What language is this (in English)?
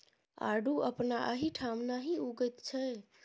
Maithili